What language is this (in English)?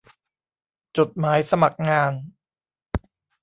Thai